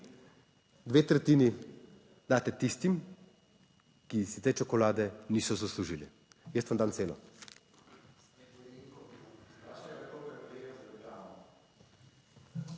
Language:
Slovenian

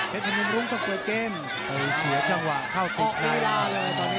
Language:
Thai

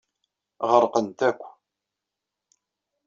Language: Kabyle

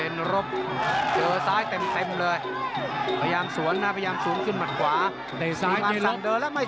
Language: Thai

